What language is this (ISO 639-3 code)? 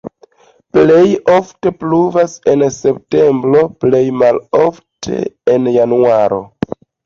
epo